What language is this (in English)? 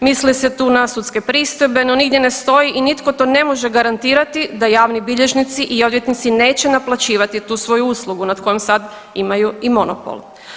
Croatian